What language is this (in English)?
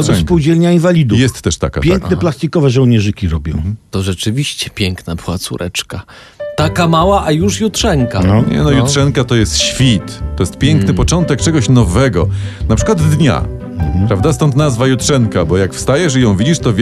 Polish